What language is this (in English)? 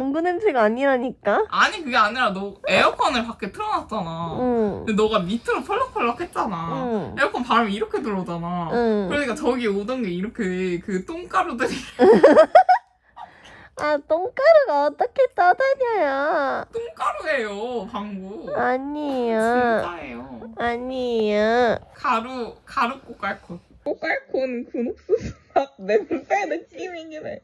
Korean